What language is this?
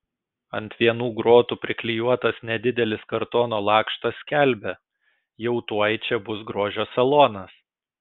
Lithuanian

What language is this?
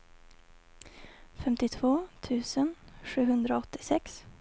Swedish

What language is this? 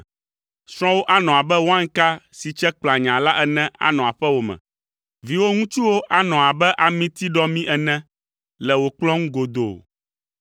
Ewe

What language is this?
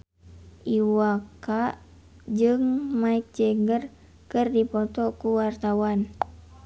Sundanese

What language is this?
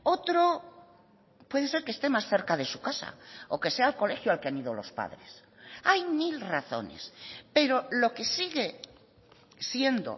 Spanish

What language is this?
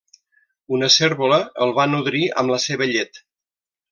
Catalan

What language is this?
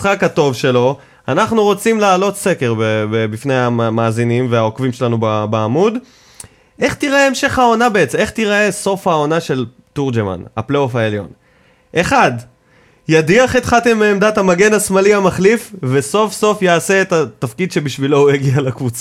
Hebrew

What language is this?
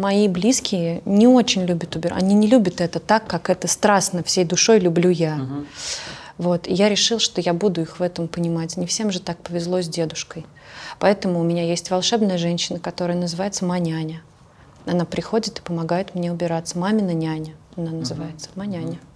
Russian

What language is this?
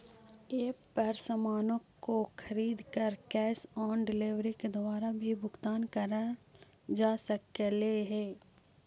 Magahi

